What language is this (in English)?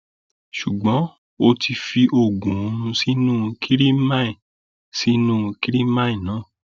Yoruba